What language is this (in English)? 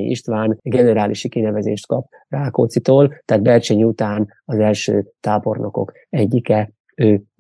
Hungarian